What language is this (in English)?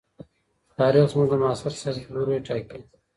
Pashto